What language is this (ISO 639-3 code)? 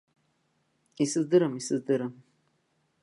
abk